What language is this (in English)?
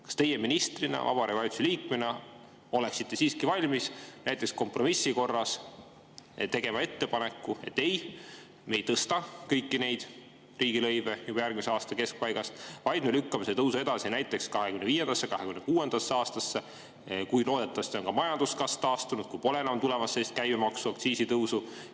Estonian